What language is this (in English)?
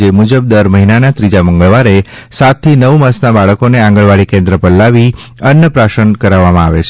Gujarati